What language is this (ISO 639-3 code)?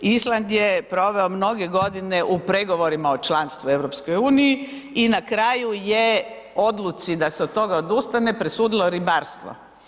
hrv